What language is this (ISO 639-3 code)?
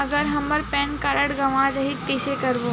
hne